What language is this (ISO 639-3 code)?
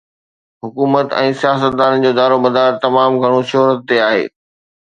snd